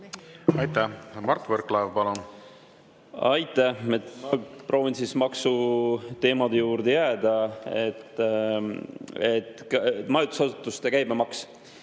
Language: Estonian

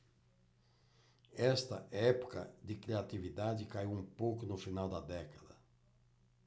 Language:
Portuguese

